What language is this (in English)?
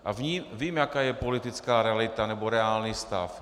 Czech